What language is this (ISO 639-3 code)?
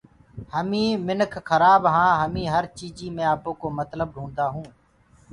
ggg